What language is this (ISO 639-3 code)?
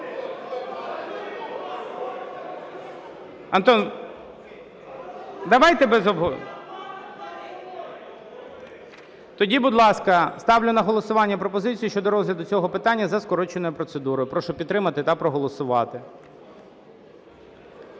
ukr